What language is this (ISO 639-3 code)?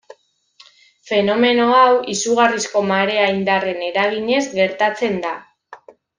eus